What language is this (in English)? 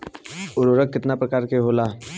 Bhojpuri